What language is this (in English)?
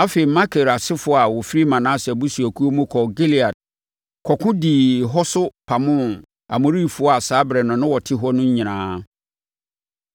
Akan